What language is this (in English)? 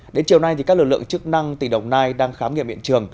Vietnamese